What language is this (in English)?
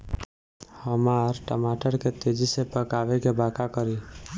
Bhojpuri